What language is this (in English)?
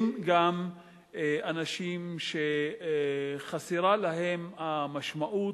Hebrew